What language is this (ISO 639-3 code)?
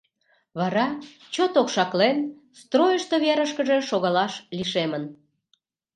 chm